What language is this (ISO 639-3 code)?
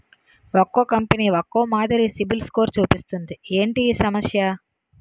tel